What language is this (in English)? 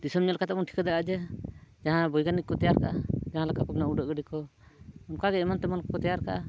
Santali